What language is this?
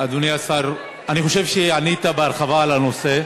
Hebrew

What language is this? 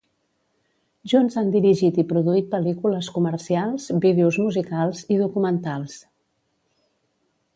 Catalan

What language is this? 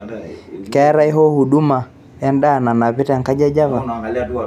Masai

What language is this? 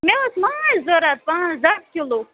Kashmiri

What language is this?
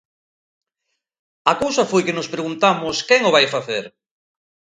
Galician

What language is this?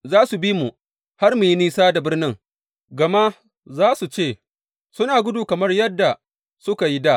Hausa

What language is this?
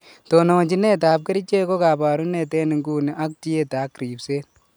Kalenjin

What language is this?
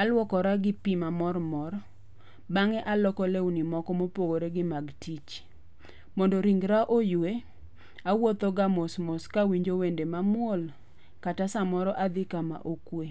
Luo (Kenya and Tanzania)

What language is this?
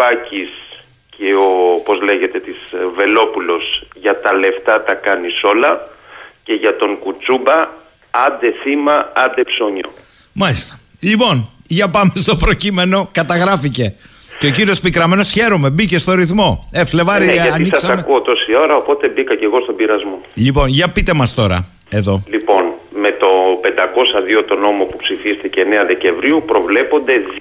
Greek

